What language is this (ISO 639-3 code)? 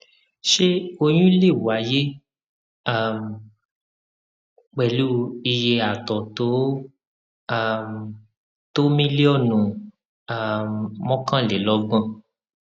yor